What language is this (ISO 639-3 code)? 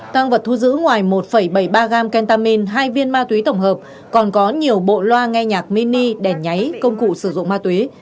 vie